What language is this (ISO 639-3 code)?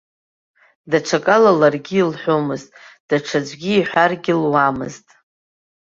abk